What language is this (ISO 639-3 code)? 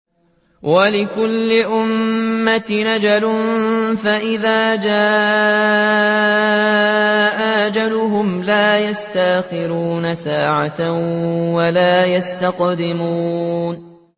ara